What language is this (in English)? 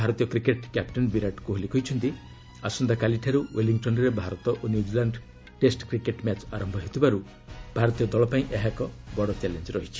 Odia